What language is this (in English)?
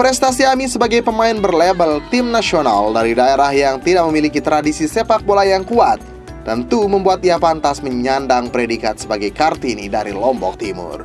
Indonesian